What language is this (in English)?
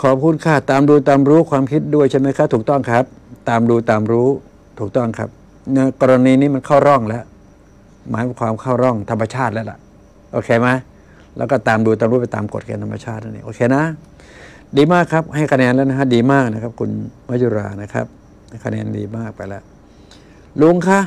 Thai